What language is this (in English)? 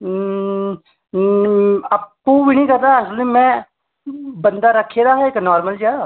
Dogri